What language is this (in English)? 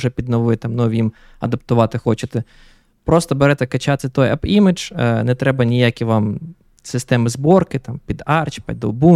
Ukrainian